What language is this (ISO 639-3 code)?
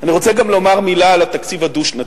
heb